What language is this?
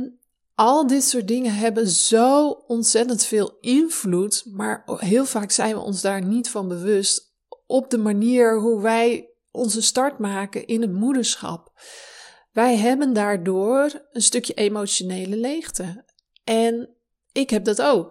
Dutch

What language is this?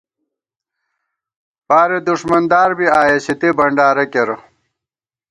Gawar-Bati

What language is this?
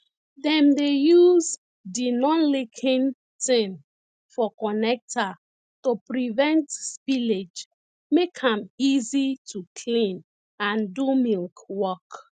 Nigerian Pidgin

